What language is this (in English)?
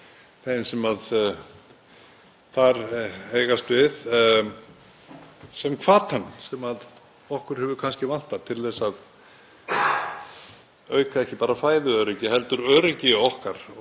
Icelandic